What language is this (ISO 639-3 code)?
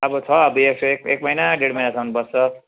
nep